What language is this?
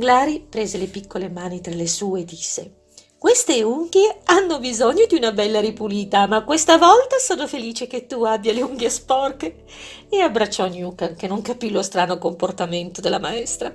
Italian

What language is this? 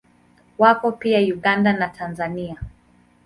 Swahili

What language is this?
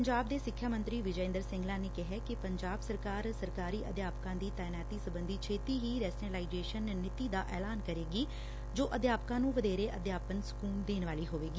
Punjabi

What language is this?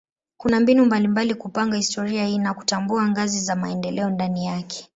Swahili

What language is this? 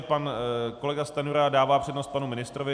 Czech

